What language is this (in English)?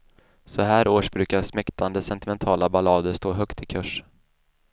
Swedish